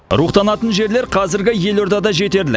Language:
Kazakh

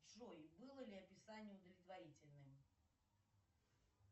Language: Russian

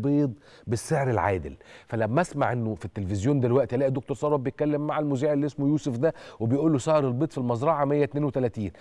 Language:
Arabic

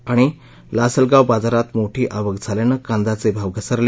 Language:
Marathi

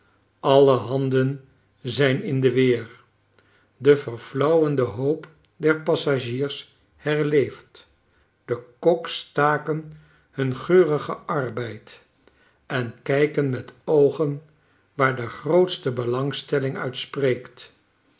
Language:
Dutch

